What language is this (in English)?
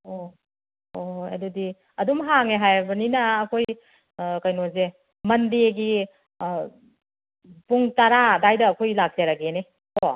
Manipuri